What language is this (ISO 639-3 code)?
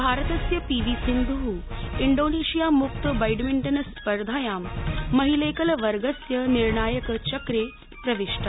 san